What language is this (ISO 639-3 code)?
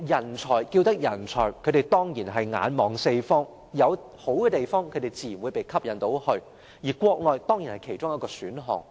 yue